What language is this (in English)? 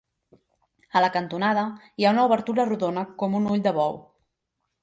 Catalan